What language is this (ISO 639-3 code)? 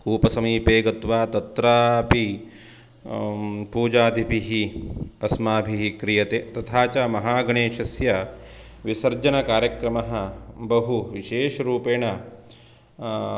san